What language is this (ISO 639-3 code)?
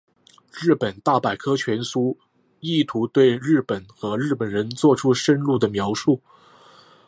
zho